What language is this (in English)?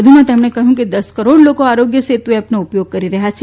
Gujarati